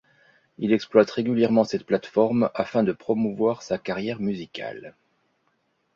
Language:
French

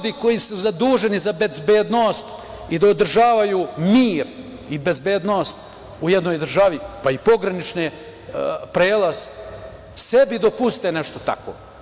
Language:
Serbian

